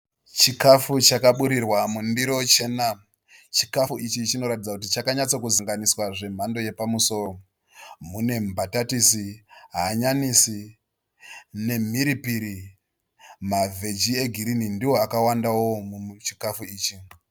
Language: Shona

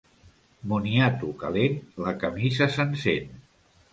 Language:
Catalan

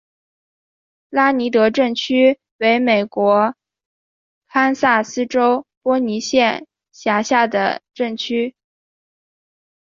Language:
Chinese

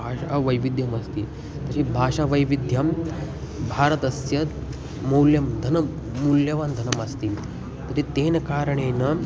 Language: Sanskrit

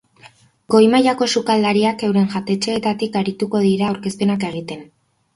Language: Basque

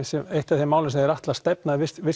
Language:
Icelandic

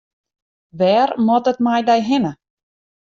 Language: Western Frisian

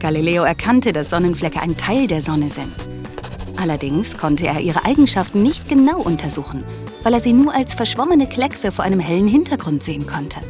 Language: German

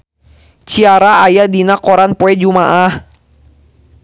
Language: Sundanese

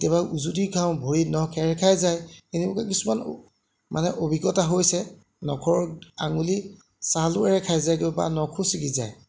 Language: Assamese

